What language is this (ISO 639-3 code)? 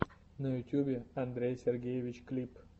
rus